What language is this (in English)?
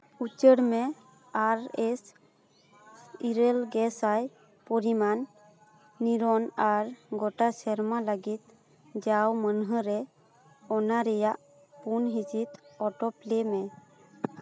Santali